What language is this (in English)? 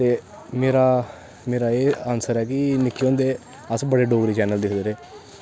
Dogri